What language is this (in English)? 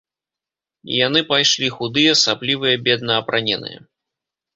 Belarusian